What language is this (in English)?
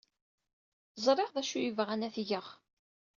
Kabyle